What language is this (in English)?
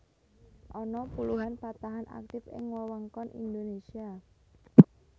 Javanese